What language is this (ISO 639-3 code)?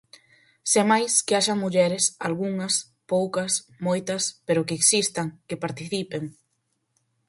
glg